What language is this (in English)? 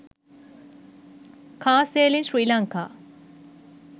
Sinhala